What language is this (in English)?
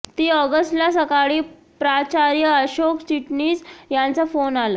Marathi